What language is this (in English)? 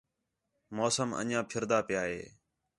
Khetrani